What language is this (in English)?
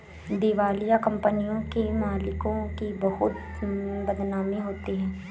Hindi